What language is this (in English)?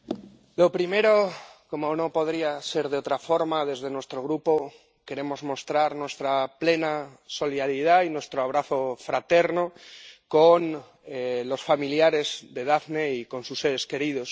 Spanish